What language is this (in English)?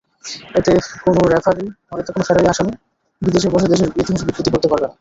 Bangla